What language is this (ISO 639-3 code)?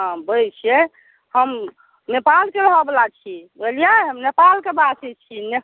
mai